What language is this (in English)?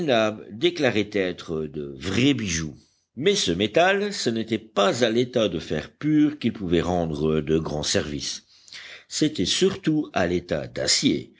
French